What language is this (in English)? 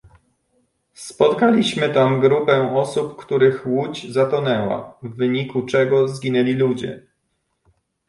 Polish